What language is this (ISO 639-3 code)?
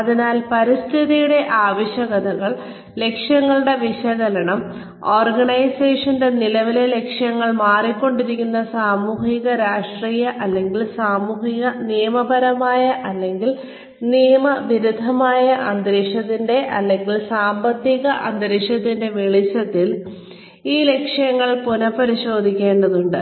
mal